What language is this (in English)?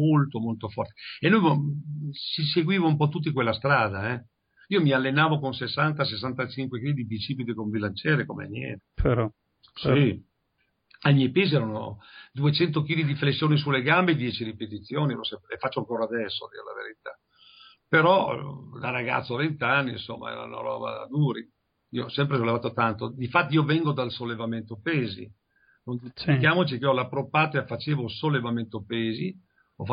Italian